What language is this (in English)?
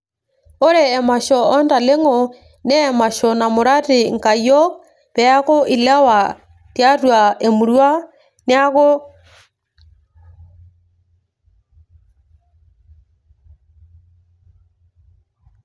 Masai